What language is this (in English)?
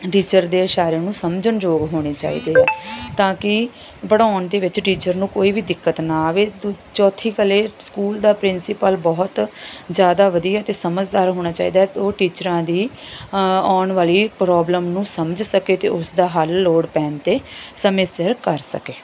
Punjabi